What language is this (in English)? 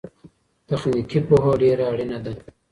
Pashto